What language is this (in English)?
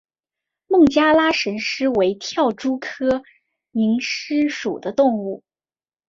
Chinese